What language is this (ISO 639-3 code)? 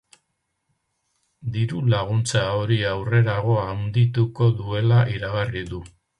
eus